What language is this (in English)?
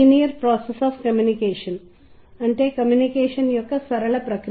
Telugu